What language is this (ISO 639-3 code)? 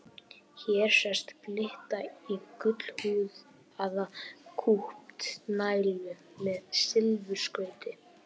isl